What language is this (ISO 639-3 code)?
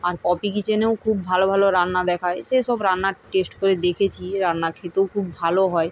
ben